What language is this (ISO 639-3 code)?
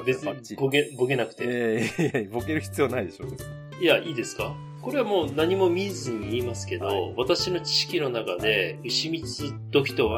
jpn